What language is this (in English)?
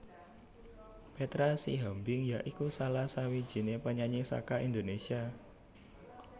Javanese